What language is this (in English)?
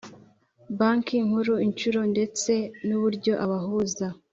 Kinyarwanda